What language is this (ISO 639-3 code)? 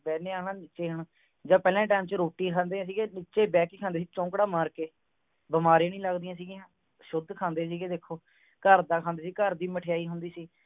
pan